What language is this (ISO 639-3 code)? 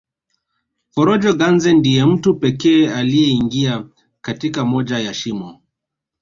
swa